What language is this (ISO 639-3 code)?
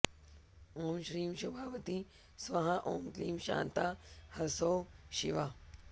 san